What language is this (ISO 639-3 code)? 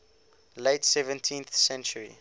eng